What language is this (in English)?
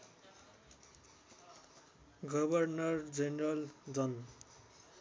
Nepali